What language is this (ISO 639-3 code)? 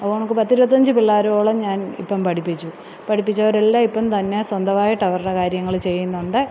mal